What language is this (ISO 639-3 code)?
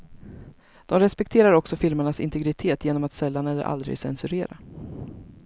swe